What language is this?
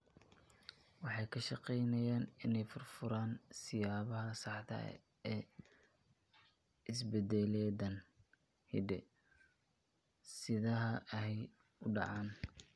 Somali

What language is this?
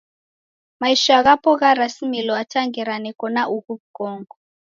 Taita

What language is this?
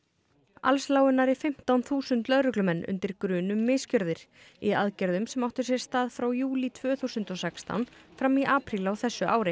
Icelandic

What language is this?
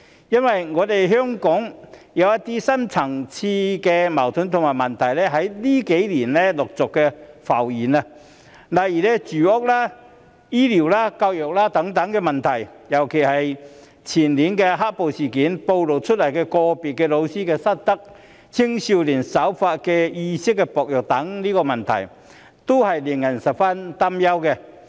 Cantonese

